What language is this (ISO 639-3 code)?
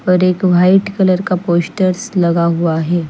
hin